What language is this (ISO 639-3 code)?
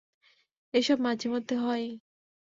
ben